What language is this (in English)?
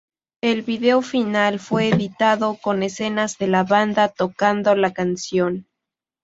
Spanish